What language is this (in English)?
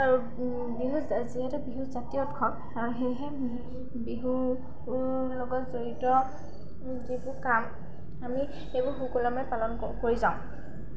Assamese